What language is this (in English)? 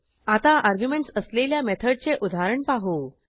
Marathi